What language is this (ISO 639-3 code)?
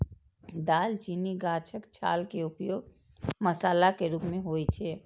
mai